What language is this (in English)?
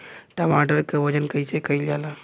Bhojpuri